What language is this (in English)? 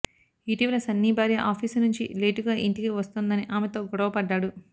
Telugu